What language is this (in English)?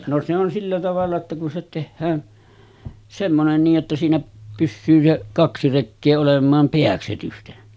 Finnish